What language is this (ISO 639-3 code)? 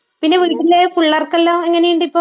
mal